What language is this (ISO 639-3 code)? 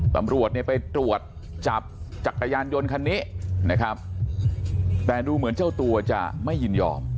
tha